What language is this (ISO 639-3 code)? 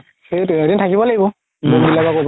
asm